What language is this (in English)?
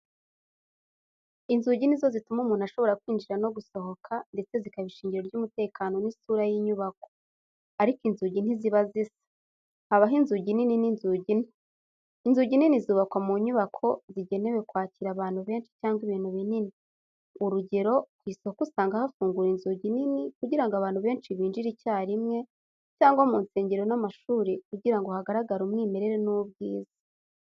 Kinyarwanda